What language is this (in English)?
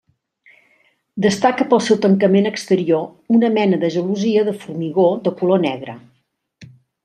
Catalan